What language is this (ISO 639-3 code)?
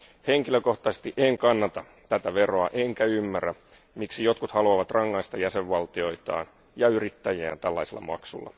fin